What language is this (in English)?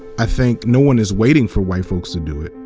English